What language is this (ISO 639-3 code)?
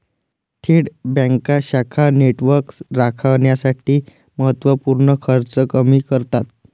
mar